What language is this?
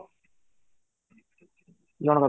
Odia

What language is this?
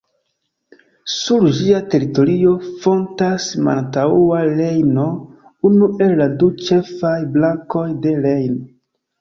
Esperanto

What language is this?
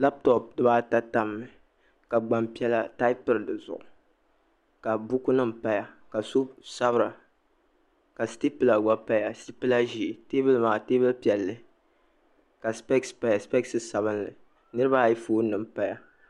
Dagbani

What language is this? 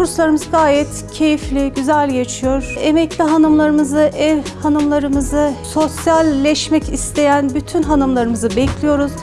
Turkish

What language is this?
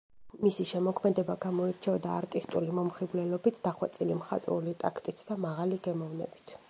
Georgian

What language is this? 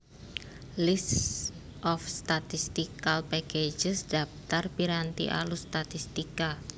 Javanese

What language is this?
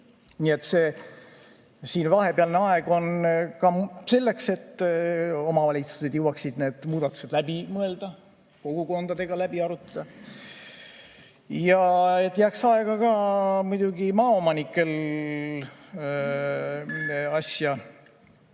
Estonian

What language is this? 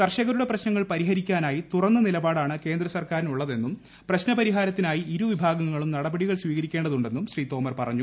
Malayalam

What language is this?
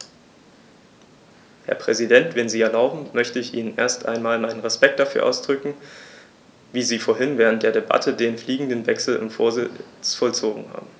German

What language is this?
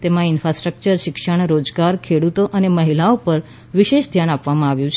Gujarati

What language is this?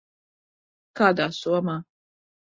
Latvian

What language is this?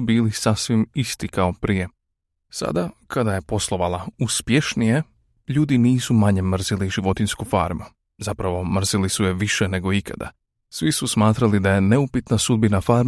Croatian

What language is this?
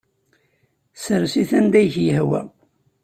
Kabyle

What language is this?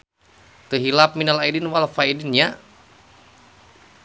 Sundanese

